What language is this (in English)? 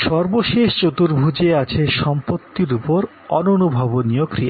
Bangla